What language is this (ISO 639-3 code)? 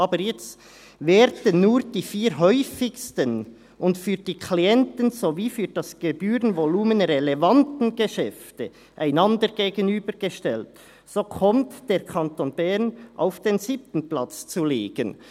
gsw